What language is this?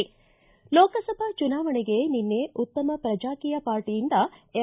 Kannada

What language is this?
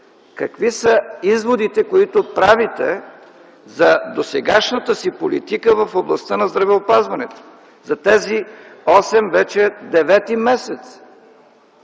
Bulgarian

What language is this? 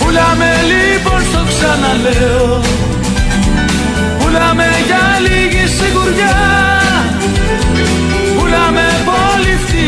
Greek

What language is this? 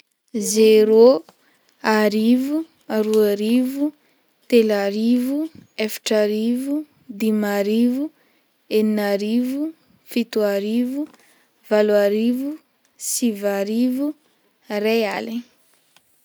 Northern Betsimisaraka Malagasy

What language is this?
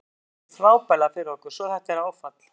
Icelandic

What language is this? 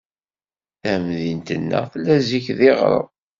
Kabyle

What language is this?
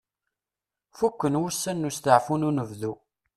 Kabyle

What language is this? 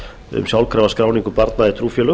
Icelandic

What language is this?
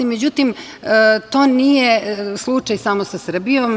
Serbian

